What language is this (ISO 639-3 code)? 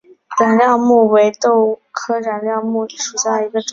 zho